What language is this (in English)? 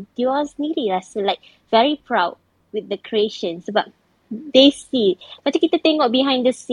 Malay